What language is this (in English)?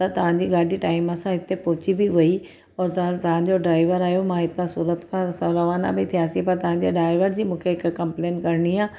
Sindhi